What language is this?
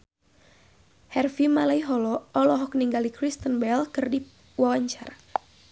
Sundanese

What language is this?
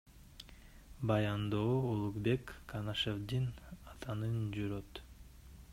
Kyrgyz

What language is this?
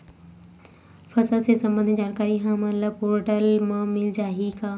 Chhattisgarhi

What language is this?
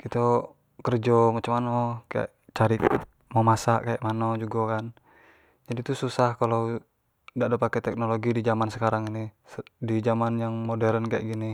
Jambi Malay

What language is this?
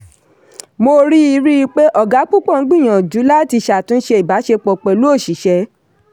Yoruba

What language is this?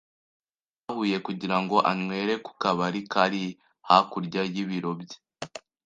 Kinyarwanda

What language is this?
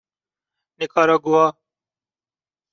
Persian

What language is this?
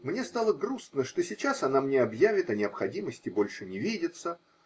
Russian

